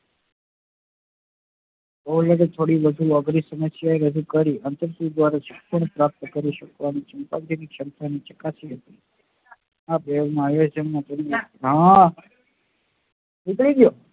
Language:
Gujarati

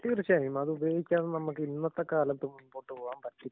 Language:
Malayalam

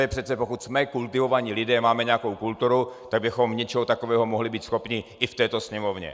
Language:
Czech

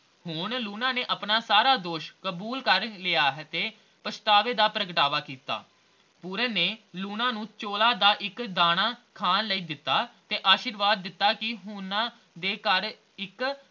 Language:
Punjabi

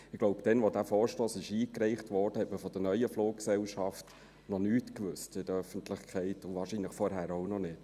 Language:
Swiss German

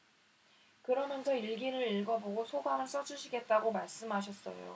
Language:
Korean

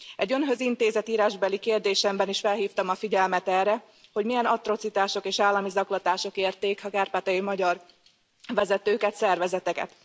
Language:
Hungarian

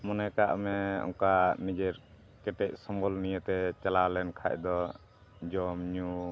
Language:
Santali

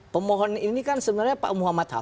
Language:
Indonesian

